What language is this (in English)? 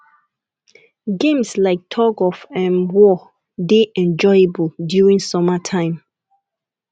Nigerian Pidgin